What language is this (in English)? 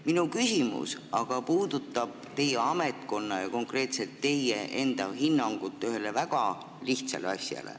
Estonian